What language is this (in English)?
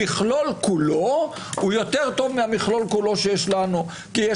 Hebrew